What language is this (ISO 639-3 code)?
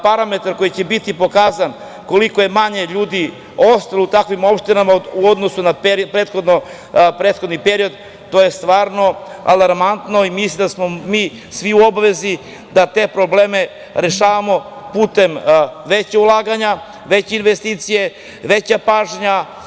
srp